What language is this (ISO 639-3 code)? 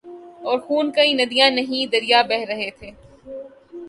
urd